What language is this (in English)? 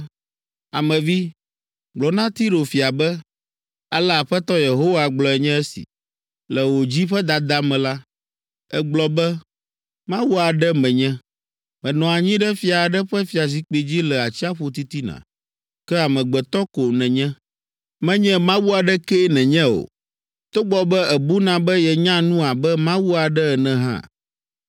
Ewe